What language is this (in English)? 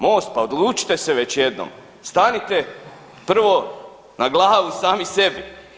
Croatian